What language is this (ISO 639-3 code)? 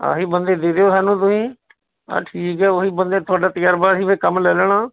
pan